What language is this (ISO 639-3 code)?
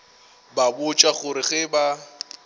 nso